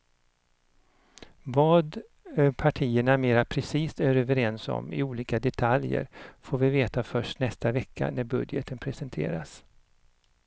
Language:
Swedish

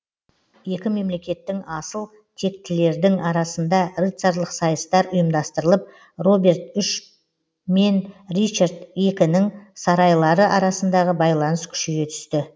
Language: Kazakh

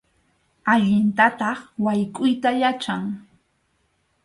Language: Arequipa-La Unión Quechua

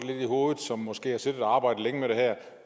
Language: Danish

